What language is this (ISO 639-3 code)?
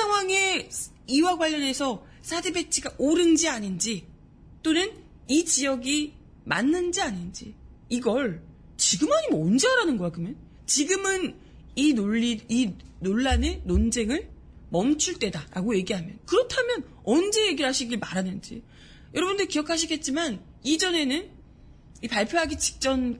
kor